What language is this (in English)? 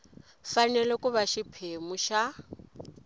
Tsonga